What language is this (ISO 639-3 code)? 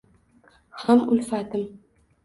uzb